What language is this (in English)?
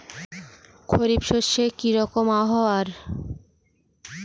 Bangla